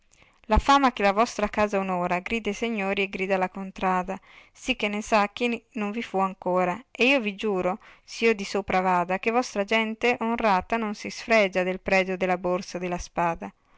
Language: Italian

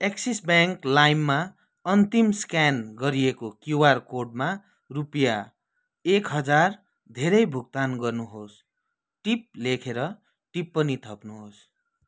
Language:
Nepali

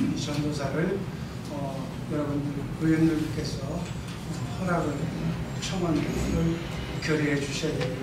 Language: Korean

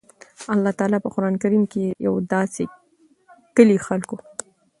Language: Pashto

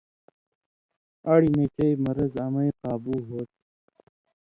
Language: Indus Kohistani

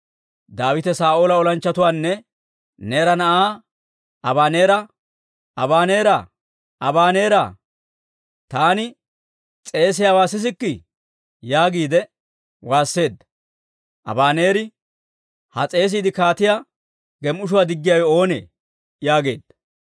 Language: Dawro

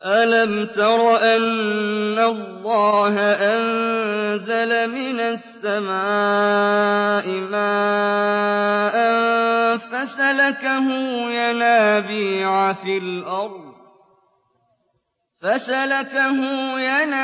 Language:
Arabic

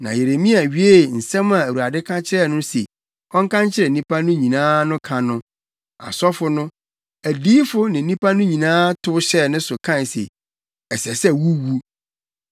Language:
Akan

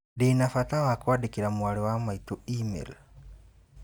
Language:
Kikuyu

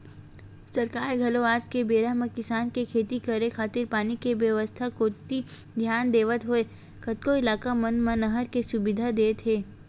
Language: Chhattisgarhi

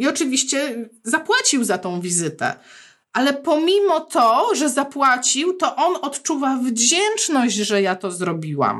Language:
Polish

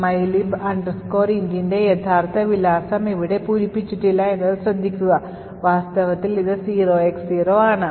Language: Malayalam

